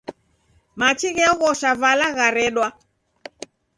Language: Taita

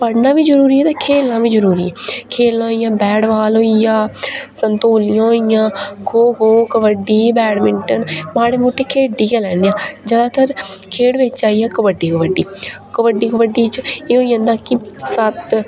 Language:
Dogri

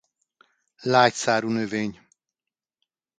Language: Hungarian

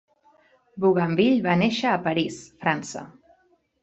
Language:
Catalan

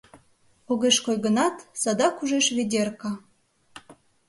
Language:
Mari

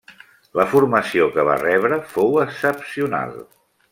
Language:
Catalan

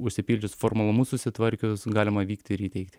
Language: Lithuanian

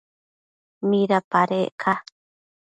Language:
Matsés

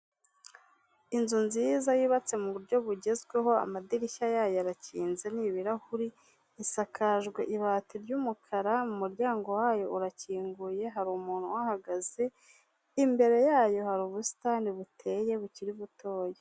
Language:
Kinyarwanda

